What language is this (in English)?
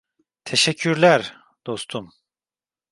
Turkish